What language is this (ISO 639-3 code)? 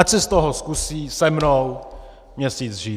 ces